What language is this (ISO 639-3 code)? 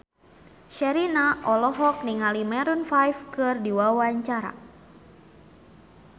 sun